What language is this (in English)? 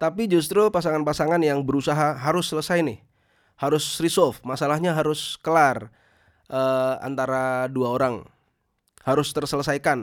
Indonesian